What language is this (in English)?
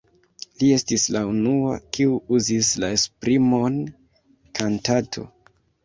Esperanto